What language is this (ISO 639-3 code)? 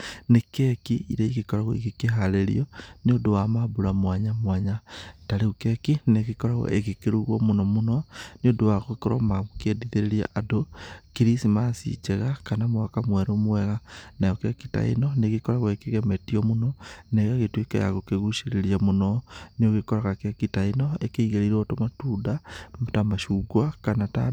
kik